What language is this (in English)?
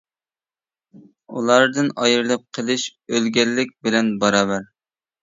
Uyghur